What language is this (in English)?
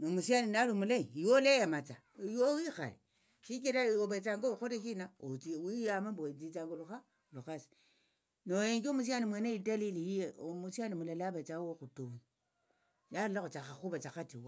Tsotso